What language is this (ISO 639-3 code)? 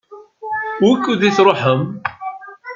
kab